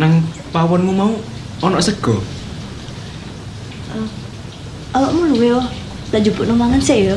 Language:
Spanish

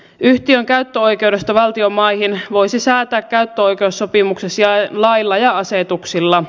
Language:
Finnish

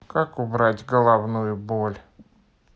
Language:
Russian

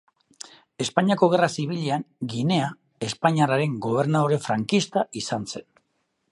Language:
Basque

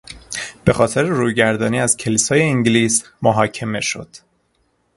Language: Persian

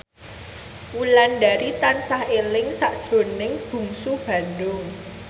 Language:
Javanese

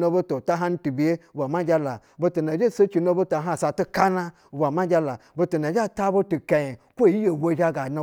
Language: Basa (Nigeria)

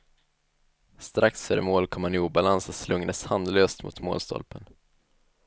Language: Swedish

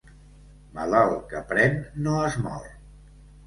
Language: Catalan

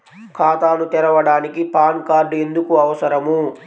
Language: Telugu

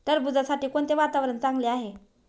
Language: Marathi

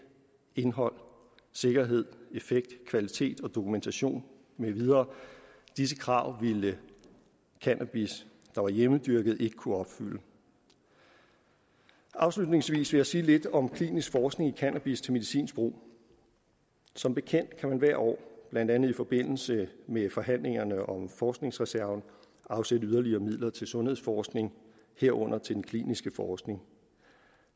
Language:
Danish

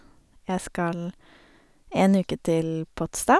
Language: Norwegian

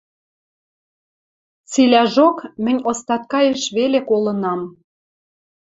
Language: Western Mari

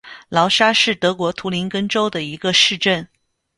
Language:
Chinese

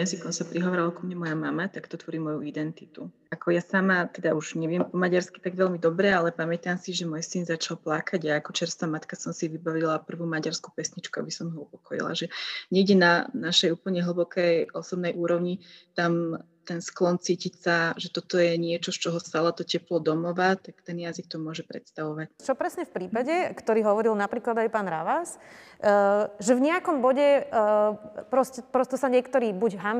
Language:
Slovak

